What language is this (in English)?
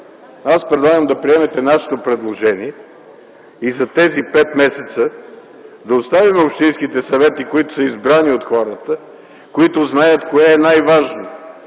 Bulgarian